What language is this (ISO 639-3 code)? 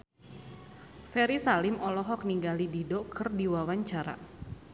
sun